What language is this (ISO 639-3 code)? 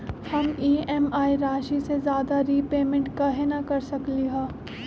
mag